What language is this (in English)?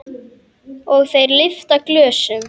Icelandic